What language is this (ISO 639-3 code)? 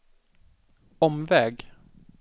swe